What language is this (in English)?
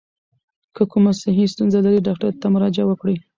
Pashto